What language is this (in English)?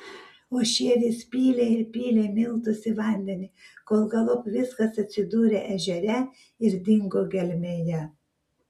Lithuanian